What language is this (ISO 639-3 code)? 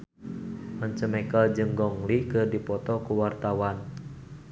sun